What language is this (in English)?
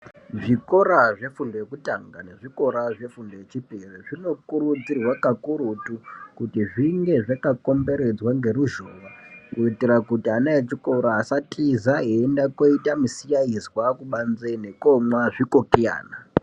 Ndau